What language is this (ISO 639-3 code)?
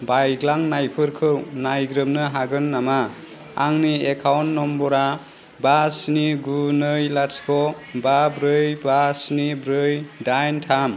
brx